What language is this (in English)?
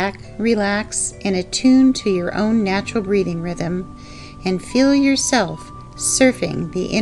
English